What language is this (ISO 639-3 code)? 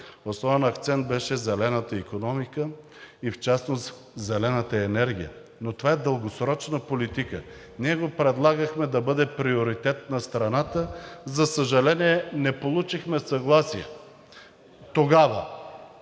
bul